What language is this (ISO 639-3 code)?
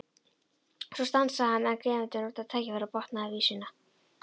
isl